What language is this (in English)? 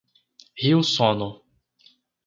Portuguese